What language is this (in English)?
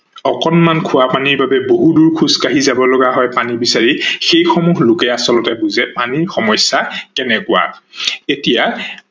Assamese